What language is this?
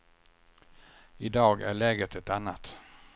Swedish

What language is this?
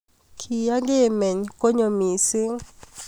Kalenjin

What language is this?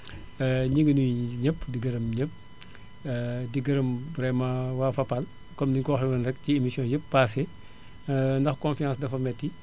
Wolof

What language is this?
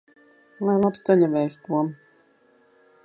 Latvian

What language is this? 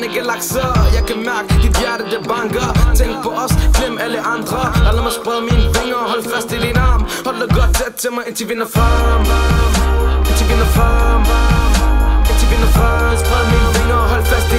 Turkish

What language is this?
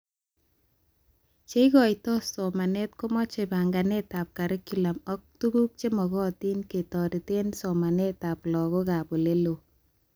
Kalenjin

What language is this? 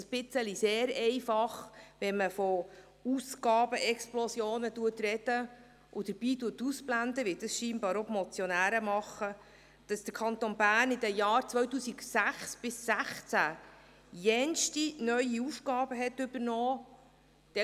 Swiss German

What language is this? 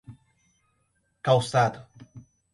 Portuguese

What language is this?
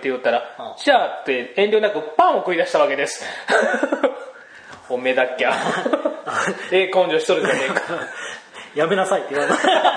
Japanese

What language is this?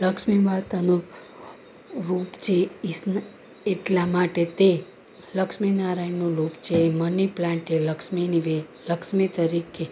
Gujarati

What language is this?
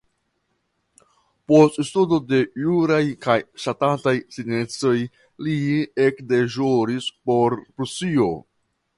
Esperanto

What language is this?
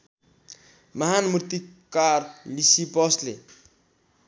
Nepali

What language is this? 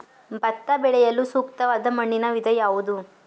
Kannada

